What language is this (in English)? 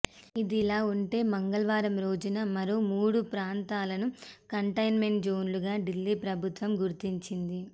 Telugu